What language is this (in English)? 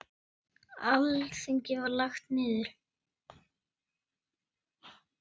Icelandic